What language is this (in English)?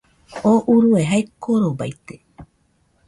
Nüpode Huitoto